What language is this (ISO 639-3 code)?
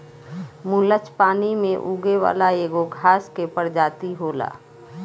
bho